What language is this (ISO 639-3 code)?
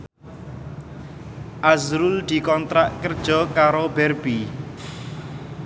jav